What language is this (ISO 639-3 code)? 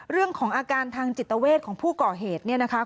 tha